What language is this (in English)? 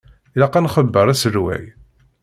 Kabyle